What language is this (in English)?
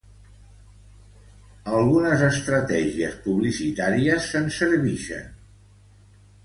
Catalan